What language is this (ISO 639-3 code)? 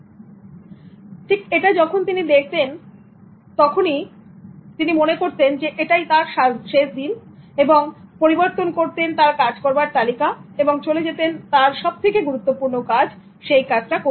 ben